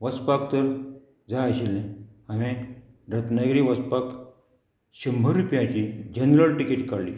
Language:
Konkani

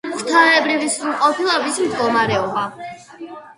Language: Georgian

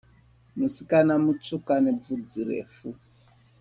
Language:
Shona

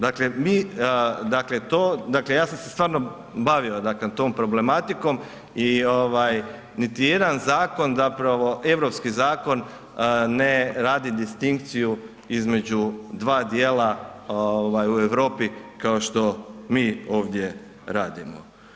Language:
Croatian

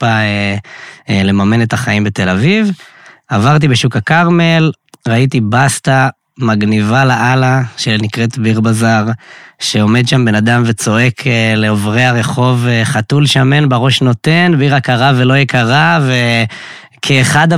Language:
Hebrew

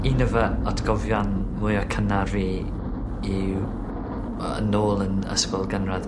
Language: Welsh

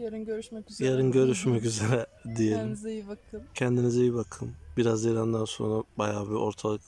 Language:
Turkish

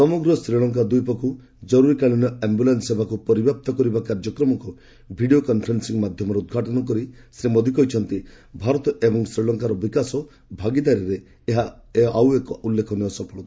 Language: Odia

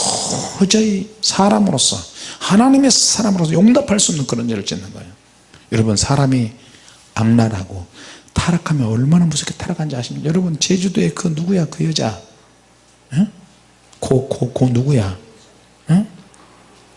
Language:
Korean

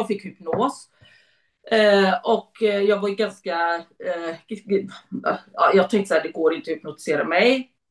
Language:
Swedish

